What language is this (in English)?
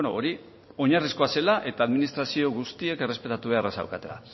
Basque